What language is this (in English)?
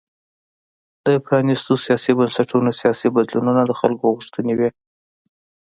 Pashto